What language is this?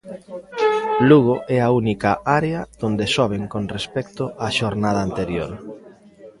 Galician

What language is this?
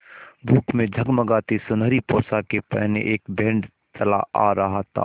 Hindi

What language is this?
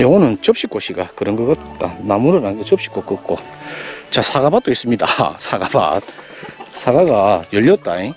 Korean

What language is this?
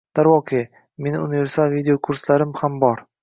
Uzbek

